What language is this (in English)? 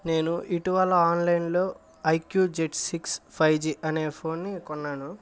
Telugu